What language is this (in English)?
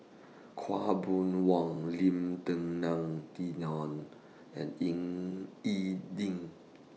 English